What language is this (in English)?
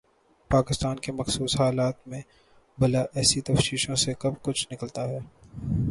Urdu